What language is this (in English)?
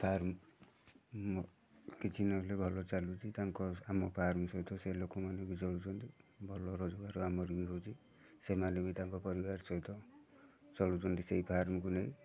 Odia